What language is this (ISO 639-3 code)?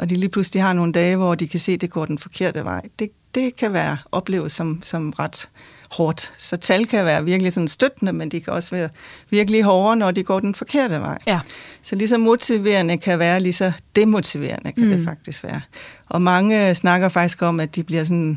dan